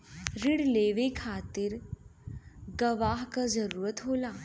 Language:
Bhojpuri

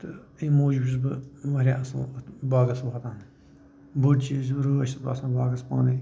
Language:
Kashmiri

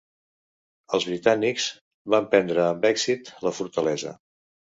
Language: Catalan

